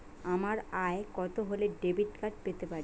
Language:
Bangla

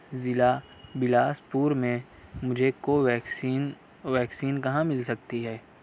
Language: Urdu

